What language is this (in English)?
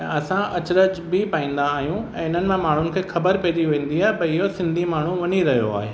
Sindhi